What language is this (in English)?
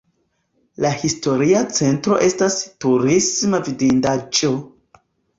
Esperanto